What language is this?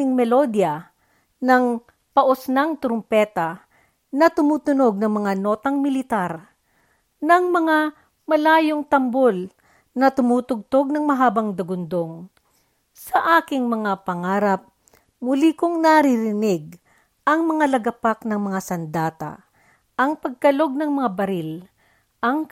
Filipino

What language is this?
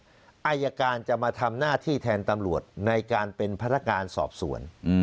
Thai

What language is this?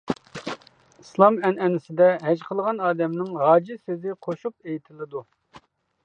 Uyghur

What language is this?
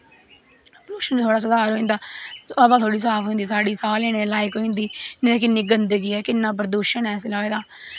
Dogri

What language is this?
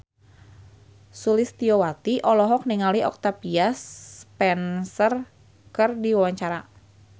Sundanese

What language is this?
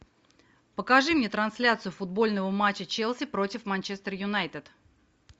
Russian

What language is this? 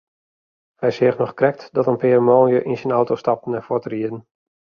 Western Frisian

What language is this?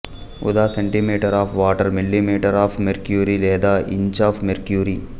Telugu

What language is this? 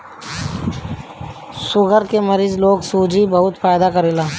Bhojpuri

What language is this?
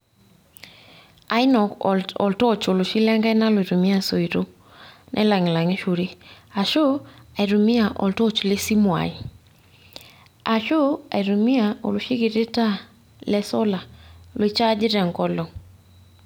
Masai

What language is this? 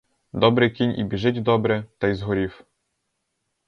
Ukrainian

